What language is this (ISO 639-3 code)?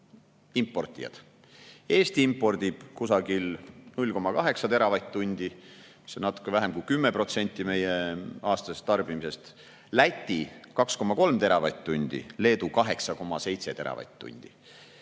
est